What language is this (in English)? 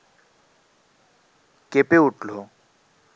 Bangla